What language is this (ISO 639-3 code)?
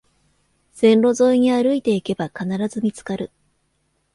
jpn